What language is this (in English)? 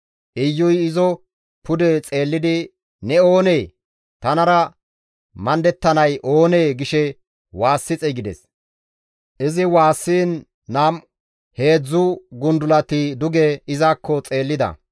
Gamo